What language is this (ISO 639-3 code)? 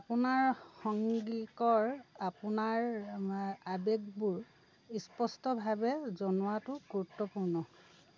asm